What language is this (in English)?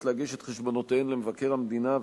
Hebrew